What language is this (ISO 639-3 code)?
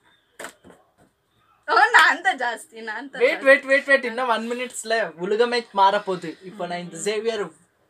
hin